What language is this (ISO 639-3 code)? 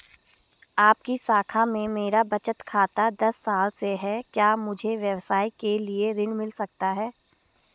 hin